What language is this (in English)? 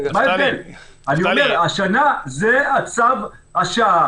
Hebrew